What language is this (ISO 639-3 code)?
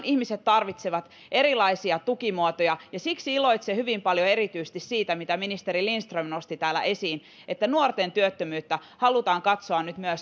fin